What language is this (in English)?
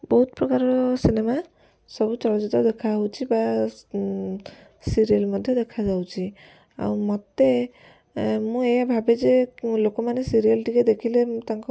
Odia